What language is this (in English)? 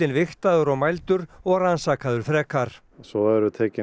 Icelandic